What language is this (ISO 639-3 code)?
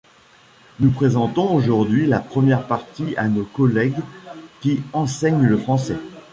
fra